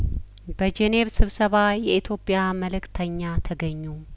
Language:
Amharic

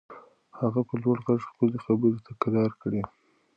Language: Pashto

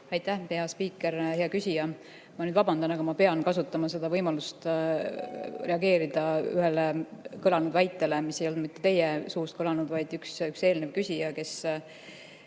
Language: Estonian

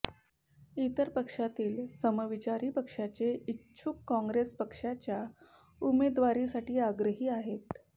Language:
Marathi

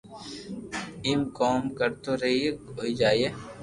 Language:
Loarki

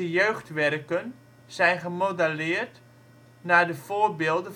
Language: Dutch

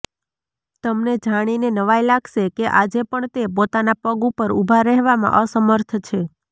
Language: Gujarati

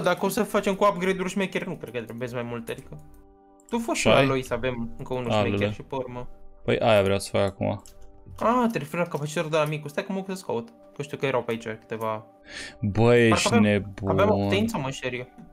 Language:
Romanian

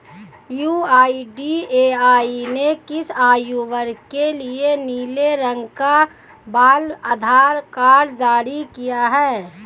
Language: Hindi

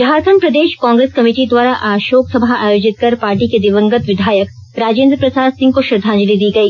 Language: Hindi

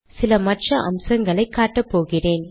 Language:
Tamil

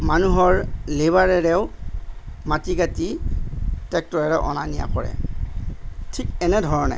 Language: Assamese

